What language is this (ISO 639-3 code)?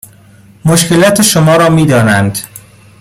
fas